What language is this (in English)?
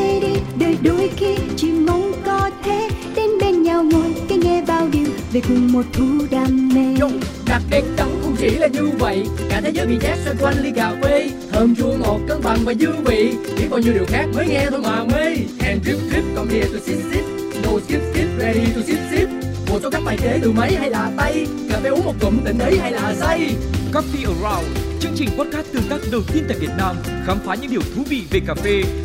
Vietnamese